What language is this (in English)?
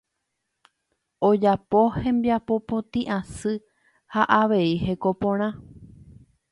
Guarani